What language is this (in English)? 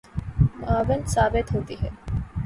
Urdu